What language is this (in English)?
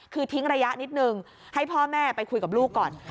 Thai